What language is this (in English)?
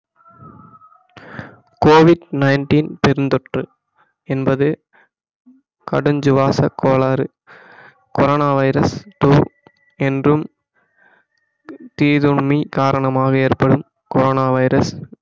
Tamil